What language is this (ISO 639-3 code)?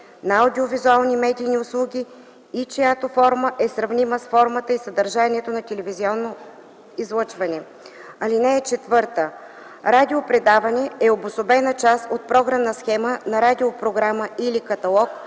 bul